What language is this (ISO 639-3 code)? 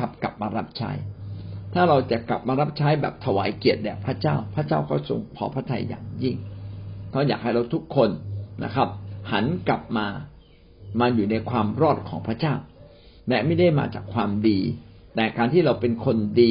tha